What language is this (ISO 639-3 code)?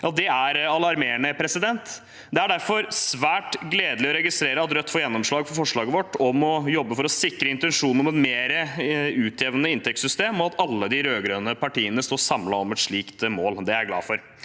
nor